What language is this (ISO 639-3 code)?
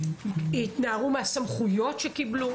heb